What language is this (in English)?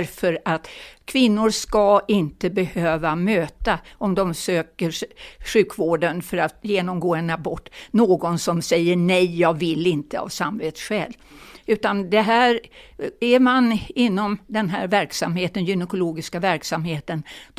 Swedish